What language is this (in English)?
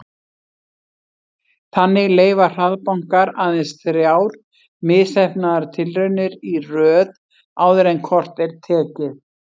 Icelandic